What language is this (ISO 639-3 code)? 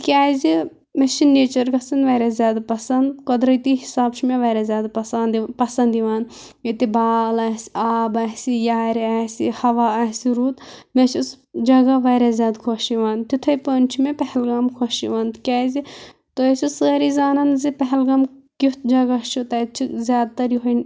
kas